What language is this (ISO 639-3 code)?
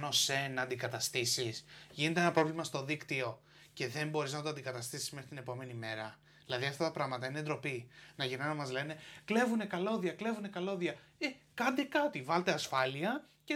ell